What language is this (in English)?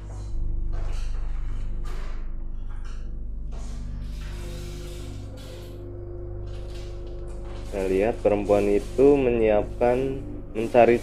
Indonesian